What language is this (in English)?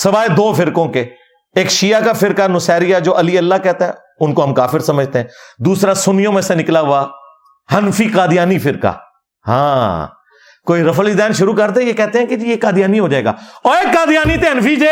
Urdu